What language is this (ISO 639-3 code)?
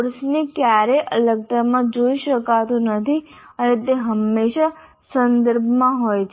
guj